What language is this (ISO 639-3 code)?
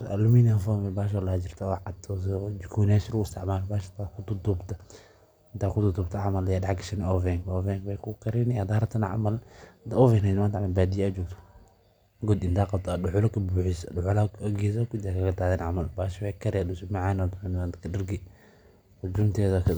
som